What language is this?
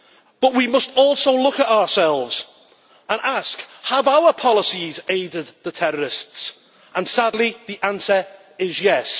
English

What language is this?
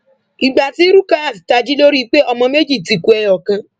Yoruba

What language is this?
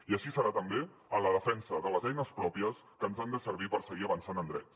Catalan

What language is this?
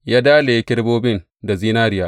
Hausa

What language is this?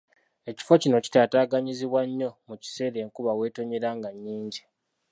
Ganda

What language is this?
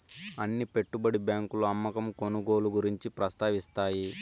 Telugu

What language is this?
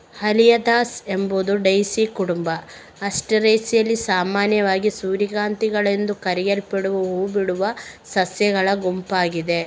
Kannada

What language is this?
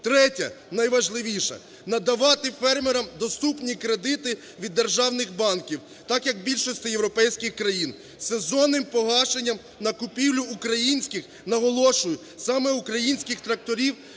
Ukrainian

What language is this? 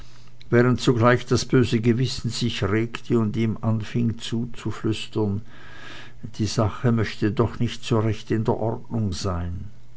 German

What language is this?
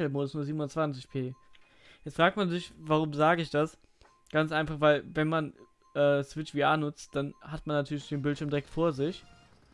German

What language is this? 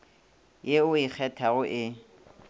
Northern Sotho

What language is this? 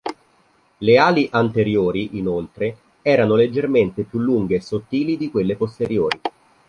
Italian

